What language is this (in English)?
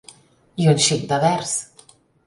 Catalan